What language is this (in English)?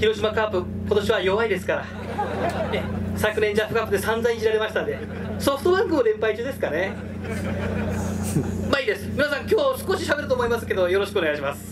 Japanese